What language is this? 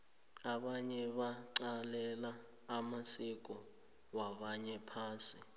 South Ndebele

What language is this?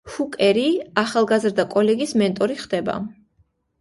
Georgian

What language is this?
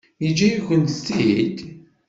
Kabyle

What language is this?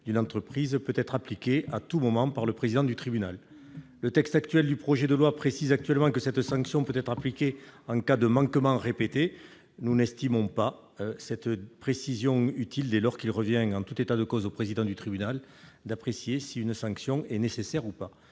French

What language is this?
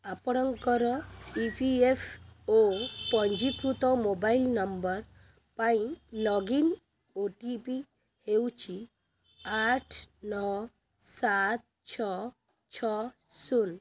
Odia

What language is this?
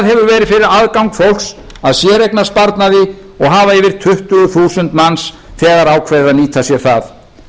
Icelandic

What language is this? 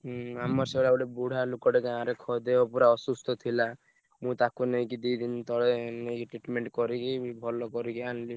Odia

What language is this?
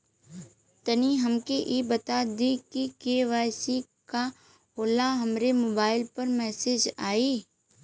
Bhojpuri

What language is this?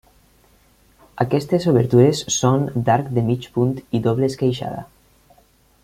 Catalan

